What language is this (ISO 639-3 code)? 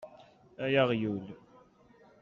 kab